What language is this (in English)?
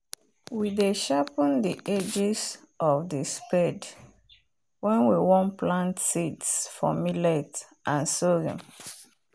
Nigerian Pidgin